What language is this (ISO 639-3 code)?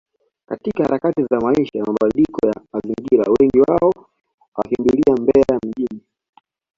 swa